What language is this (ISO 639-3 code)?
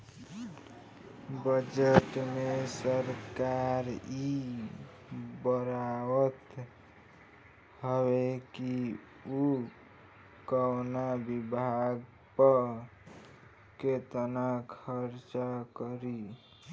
bho